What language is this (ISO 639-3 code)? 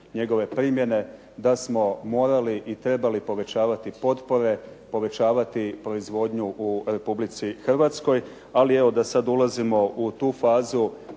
hrv